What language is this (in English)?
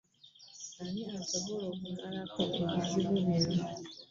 Ganda